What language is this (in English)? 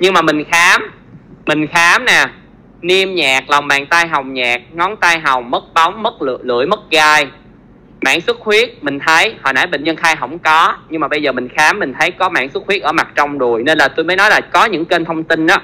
Vietnamese